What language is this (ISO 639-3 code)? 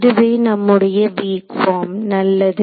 tam